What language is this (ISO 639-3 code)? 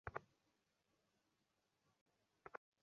ben